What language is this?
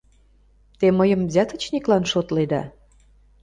Mari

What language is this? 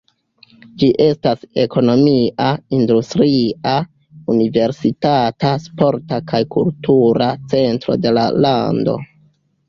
Esperanto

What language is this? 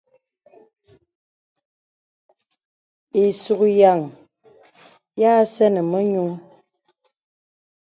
Bebele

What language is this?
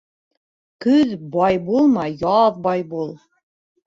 Bashkir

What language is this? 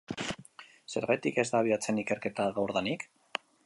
Basque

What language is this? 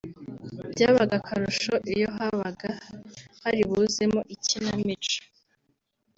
Kinyarwanda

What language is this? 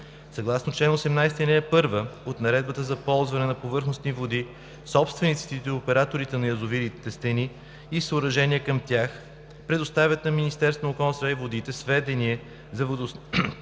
Bulgarian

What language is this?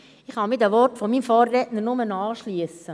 Swiss German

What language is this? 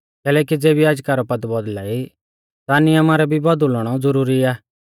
Mahasu Pahari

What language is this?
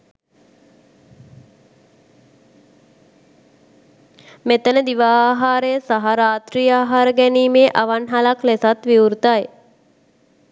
Sinhala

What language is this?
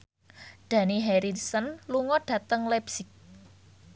Javanese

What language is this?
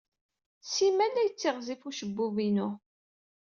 Kabyle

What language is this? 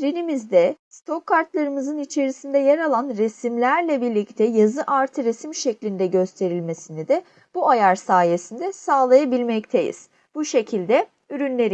Turkish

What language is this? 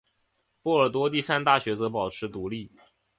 Chinese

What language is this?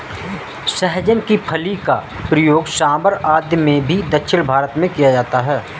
Hindi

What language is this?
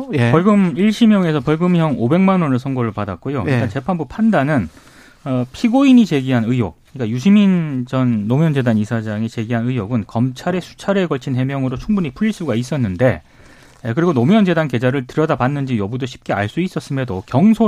Korean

